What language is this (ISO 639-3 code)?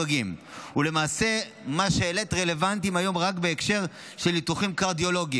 heb